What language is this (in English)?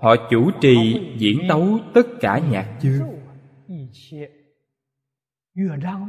Vietnamese